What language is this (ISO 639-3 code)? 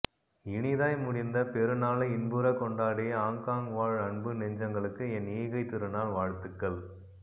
tam